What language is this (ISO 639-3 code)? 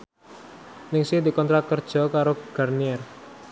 jav